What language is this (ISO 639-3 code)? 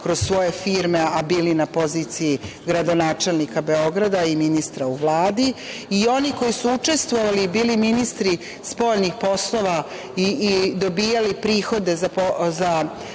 srp